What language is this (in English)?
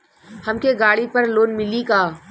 Bhojpuri